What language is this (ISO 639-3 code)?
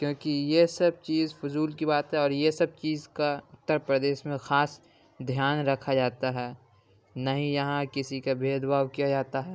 urd